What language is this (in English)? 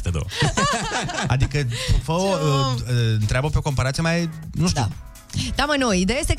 Romanian